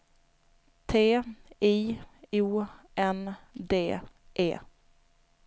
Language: Swedish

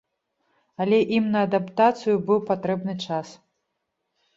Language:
Belarusian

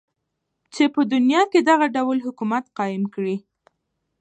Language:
Pashto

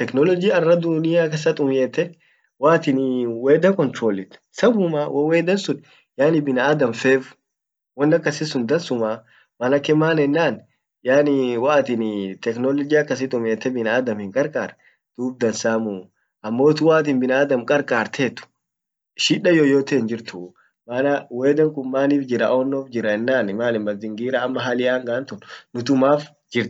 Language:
Orma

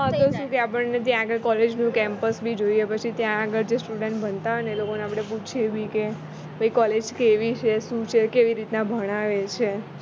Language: Gujarati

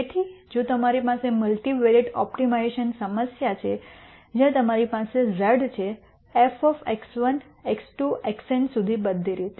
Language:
Gujarati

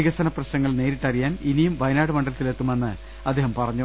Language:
Malayalam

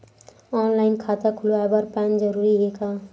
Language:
Chhattisgarhi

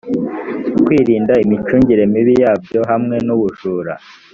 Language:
Kinyarwanda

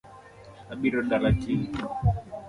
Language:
Luo (Kenya and Tanzania)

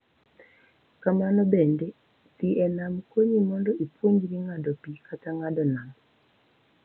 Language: Luo (Kenya and Tanzania)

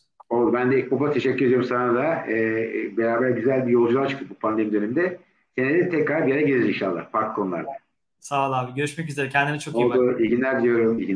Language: Turkish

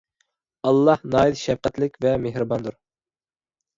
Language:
Uyghur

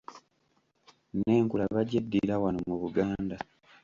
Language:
Ganda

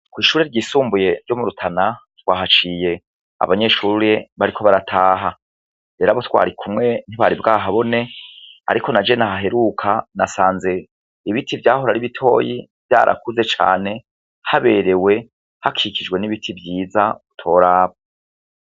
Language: Rundi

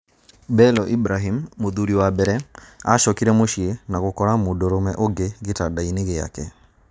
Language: Kikuyu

